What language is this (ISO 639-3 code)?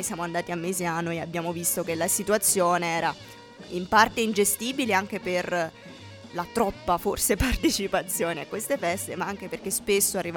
ita